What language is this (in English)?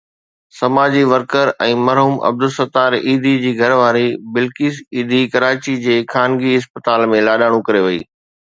Sindhi